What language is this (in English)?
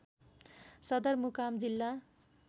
Nepali